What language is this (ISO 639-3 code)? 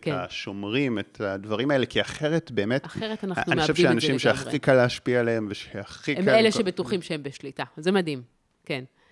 heb